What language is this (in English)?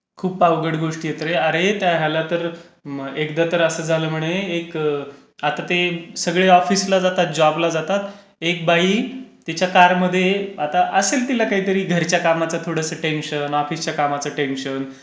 Marathi